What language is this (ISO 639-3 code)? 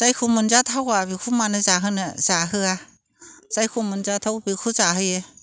brx